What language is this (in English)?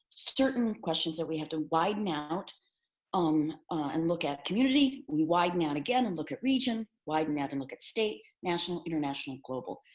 English